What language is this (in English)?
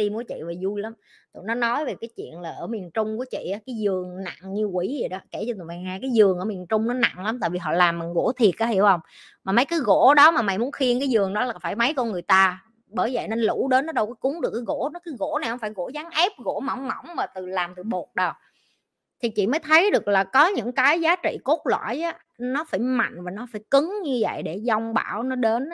Vietnamese